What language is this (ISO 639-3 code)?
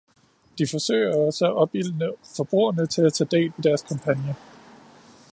dan